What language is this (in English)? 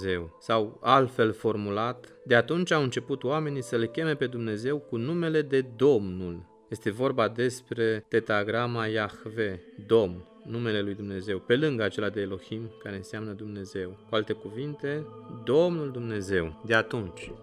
Romanian